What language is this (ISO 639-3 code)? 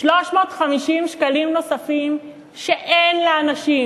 heb